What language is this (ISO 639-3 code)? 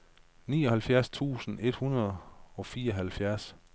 dan